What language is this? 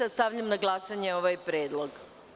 Serbian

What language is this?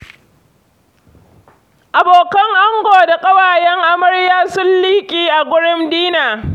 Hausa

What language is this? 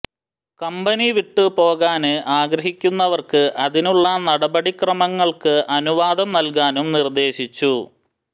Malayalam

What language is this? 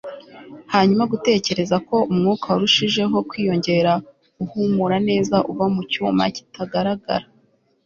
Kinyarwanda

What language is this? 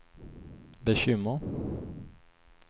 Swedish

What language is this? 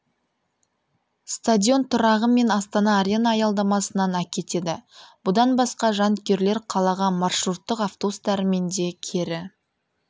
Kazakh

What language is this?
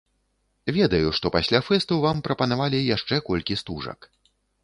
Belarusian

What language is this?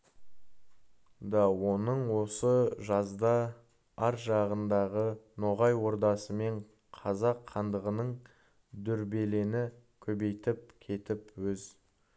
Kazakh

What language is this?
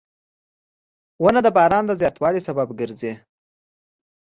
Pashto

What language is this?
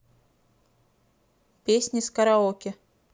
Russian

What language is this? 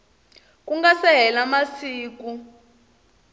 Tsonga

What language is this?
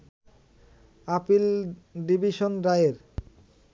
Bangla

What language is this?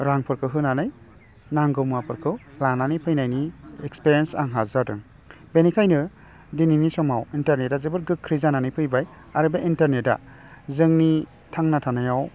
Bodo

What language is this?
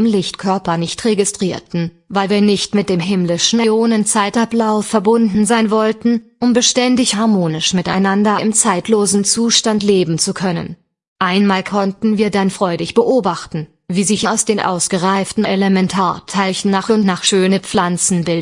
German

